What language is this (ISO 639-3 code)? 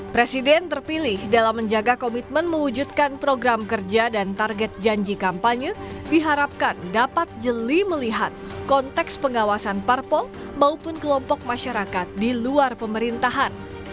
ind